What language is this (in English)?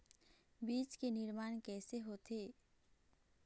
Chhattisgarhi